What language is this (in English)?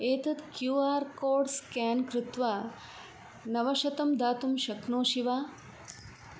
Sanskrit